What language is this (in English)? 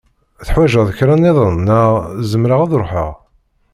Kabyle